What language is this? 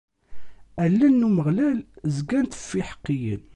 Kabyle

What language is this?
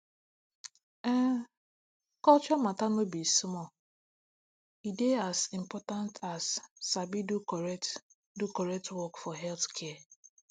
Nigerian Pidgin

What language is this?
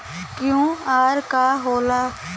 Bhojpuri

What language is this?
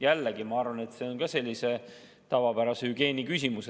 Estonian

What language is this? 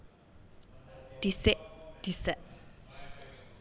Javanese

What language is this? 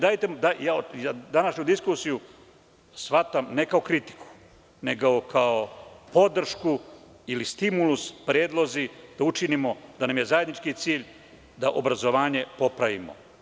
Serbian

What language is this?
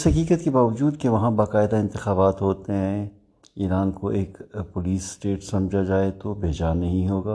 Urdu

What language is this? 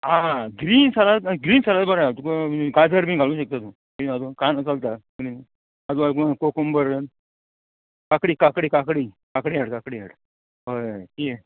Konkani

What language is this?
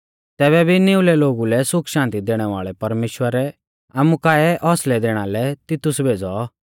Mahasu Pahari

